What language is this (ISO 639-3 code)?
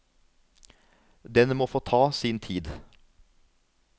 nor